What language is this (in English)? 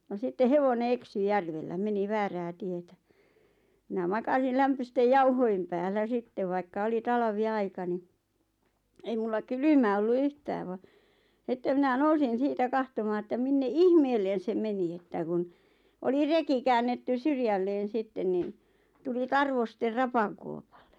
Finnish